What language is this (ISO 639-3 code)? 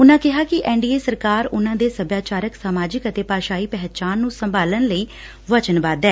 pan